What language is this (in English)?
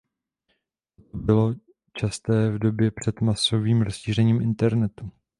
Czech